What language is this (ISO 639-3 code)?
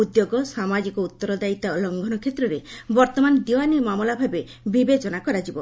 ori